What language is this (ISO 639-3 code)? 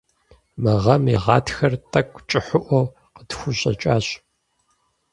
kbd